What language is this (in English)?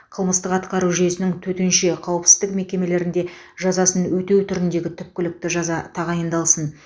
Kazakh